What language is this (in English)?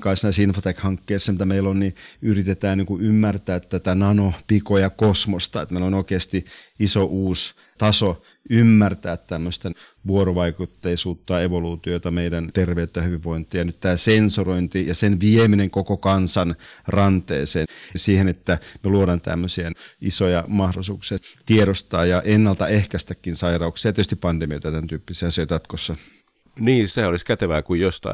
Finnish